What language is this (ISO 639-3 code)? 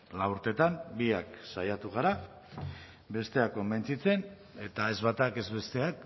eus